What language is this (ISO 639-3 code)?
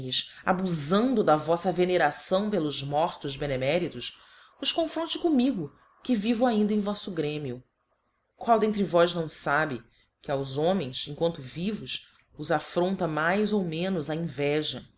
por